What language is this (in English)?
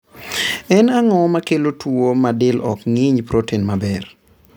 Luo (Kenya and Tanzania)